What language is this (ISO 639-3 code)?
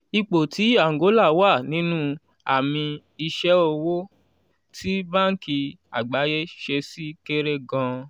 yor